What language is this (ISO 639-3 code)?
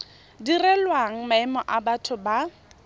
tsn